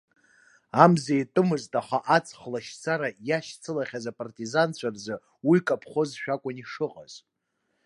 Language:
Abkhazian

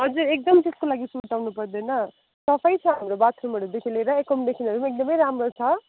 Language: Nepali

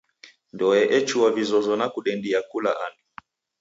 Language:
Taita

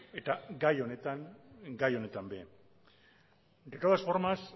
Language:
Basque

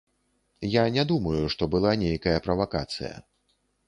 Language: Belarusian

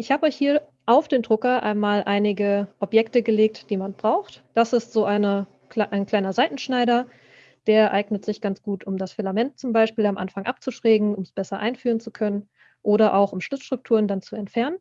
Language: German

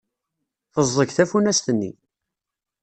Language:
Kabyle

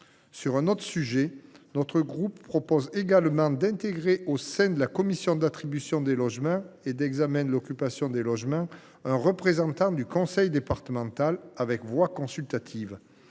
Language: French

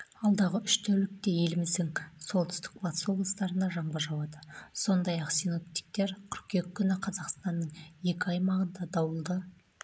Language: Kazakh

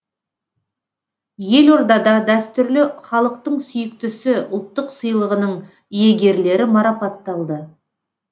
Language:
Kazakh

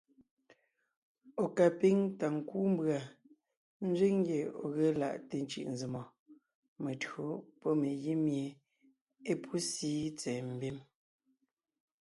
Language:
Ngiemboon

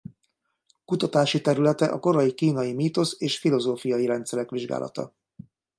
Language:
Hungarian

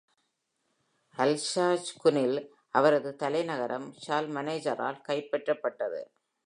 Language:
Tamil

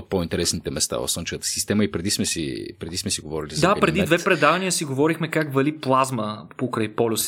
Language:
Bulgarian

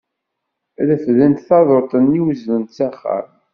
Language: Kabyle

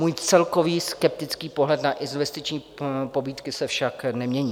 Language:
Czech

